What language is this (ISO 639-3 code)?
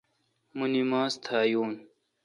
xka